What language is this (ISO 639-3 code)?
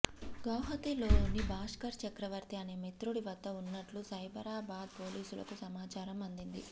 tel